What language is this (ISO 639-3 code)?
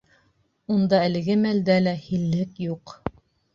bak